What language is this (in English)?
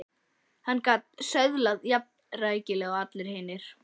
Icelandic